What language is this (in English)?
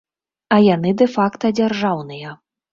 Belarusian